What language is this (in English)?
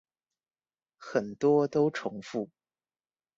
Chinese